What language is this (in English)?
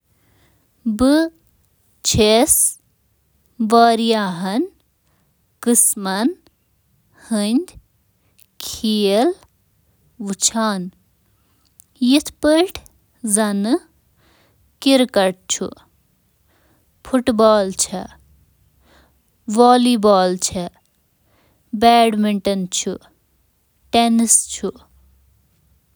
Kashmiri